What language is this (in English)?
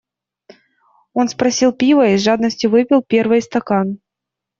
Russian